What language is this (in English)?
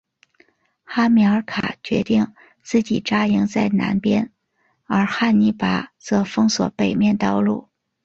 Chinese